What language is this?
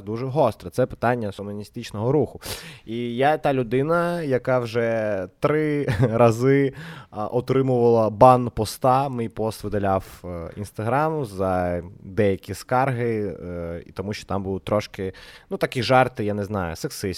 Ukrainian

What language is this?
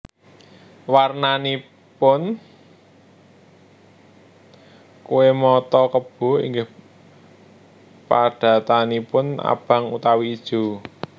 Javanese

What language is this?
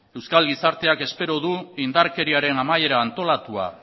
Basque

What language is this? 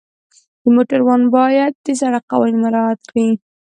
Pashto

